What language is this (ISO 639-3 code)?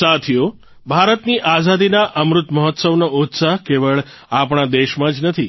guj